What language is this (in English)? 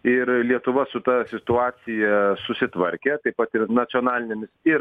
Lithuanian